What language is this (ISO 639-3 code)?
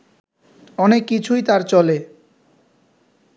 ben